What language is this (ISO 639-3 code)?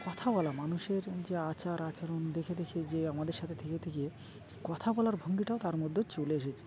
ben